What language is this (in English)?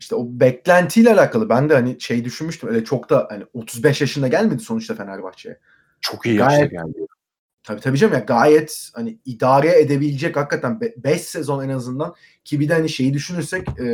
Turkish